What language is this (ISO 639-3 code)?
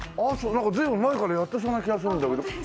jpn